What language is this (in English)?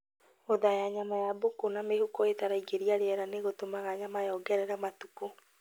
Kikuyu